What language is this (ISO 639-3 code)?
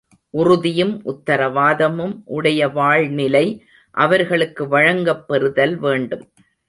tam